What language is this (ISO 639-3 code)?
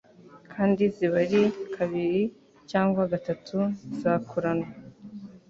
kin